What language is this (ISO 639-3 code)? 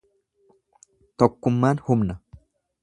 orm